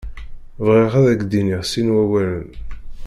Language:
Kabyle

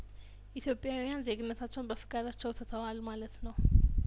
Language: Amharic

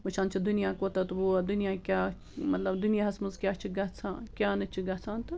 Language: Kashmiri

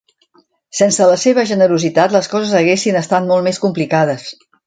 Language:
Catalan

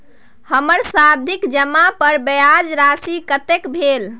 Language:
Maithili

